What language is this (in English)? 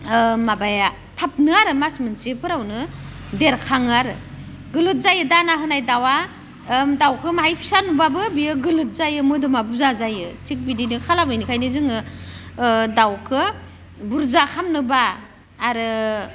Bodo